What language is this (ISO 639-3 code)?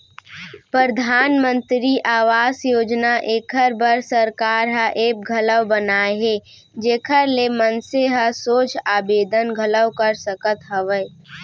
hne